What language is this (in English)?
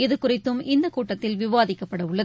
Tamil